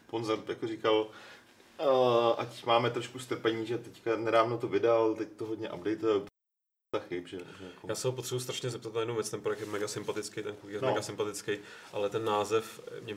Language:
Czech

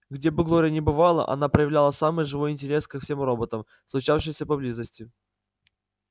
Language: Russian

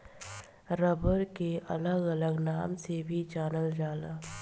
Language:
Bhojpuri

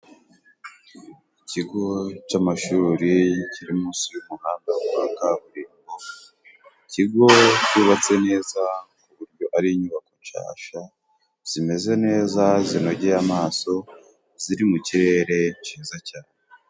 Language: Kinyarwanda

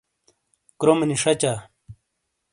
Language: Shina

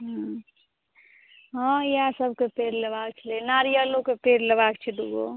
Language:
Maithili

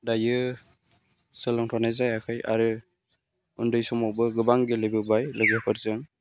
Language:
Bodo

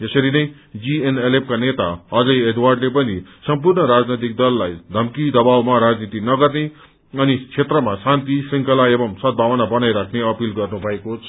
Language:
Nepali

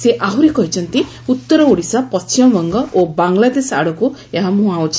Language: Odia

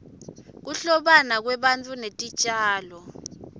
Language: Swati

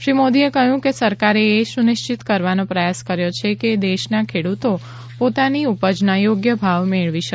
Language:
Gujarati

